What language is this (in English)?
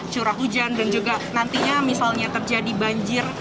Indonesian